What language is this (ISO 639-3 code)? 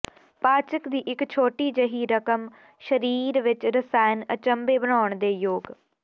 pan